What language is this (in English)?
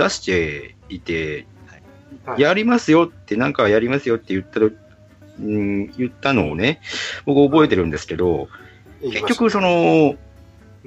Japanese